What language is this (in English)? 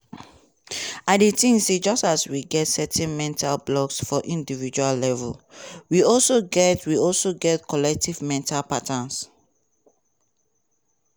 Nigerian Pidgin